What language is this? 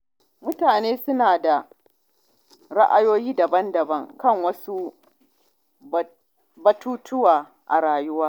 Hausa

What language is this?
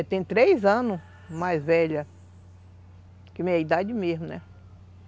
Portuguese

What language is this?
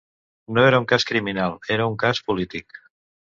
Catalan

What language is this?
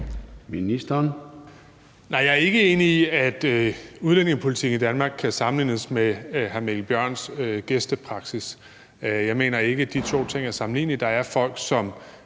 Danish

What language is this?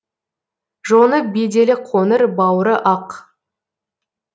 Kazakh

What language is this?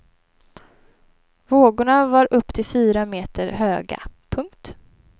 Swedish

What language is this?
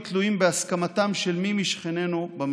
Hebrew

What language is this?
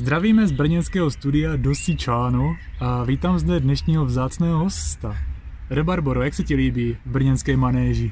Czech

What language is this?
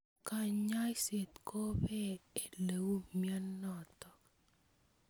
Kalenjin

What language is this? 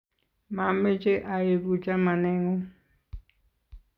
Kalenjin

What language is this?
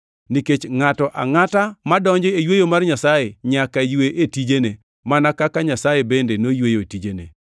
Luo (Kenya and Tanzania)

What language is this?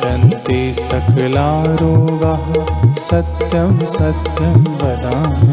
Hindi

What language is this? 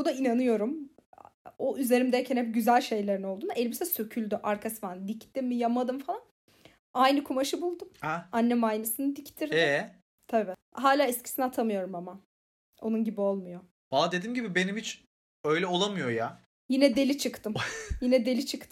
Turkish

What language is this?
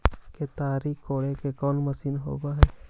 Magahi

